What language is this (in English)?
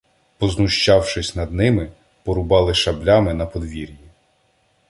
Ukrainian